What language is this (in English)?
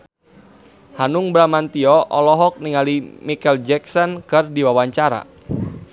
Sundanese